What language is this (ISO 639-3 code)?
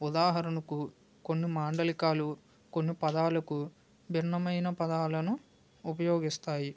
tel